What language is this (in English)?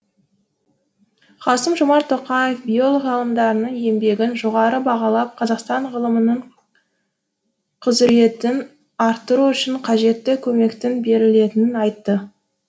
Kazakh